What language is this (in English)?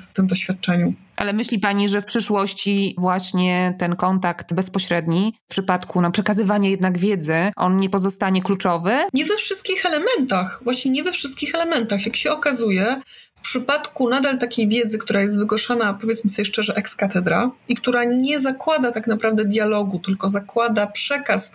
Polish